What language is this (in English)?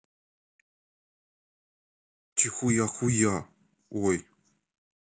Russian